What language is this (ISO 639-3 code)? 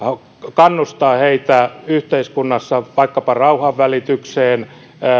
fin